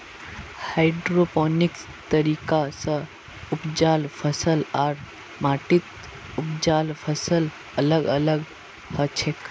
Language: Magahi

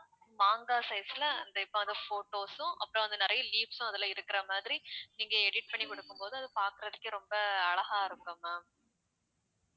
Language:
Tamil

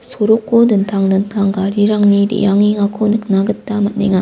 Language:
Garo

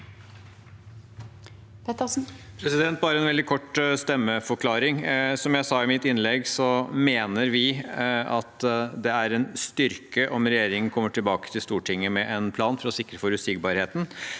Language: Norwegian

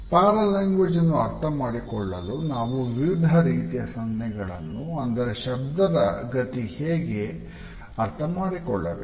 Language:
Kannada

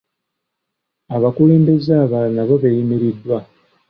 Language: Ganda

